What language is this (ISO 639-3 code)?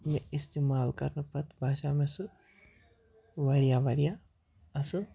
kas